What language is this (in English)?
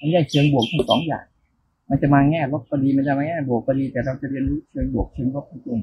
Thai